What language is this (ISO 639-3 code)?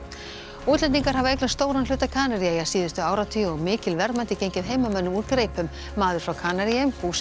isl